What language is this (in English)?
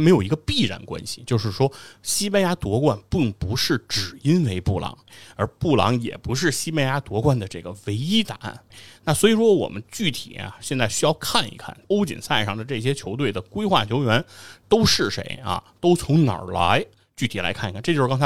Chinese